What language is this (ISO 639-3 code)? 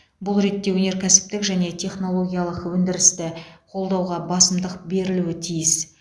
kaz